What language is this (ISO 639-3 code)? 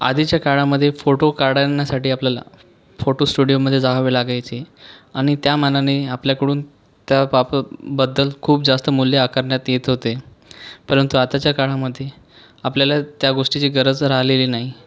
mar